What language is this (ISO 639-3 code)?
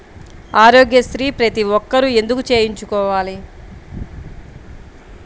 tel